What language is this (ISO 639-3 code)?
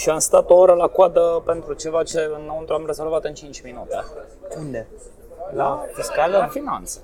ron